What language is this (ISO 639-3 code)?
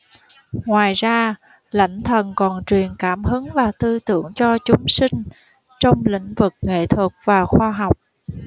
vie